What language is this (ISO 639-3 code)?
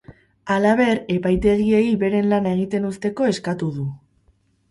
eus